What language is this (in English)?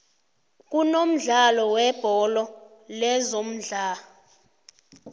South Ndebele